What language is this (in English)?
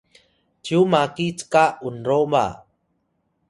Atayal